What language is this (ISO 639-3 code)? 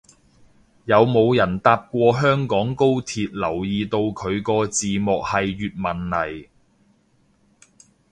yue